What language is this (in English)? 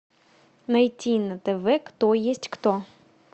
Russian